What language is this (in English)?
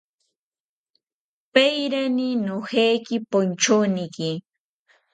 South Ucayali Ashéninka